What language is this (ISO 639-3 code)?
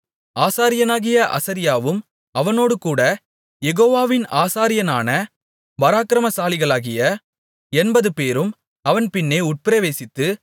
tam